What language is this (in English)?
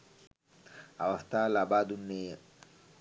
Sinhala